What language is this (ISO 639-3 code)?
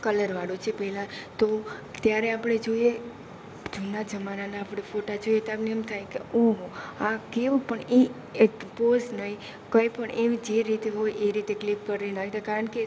guj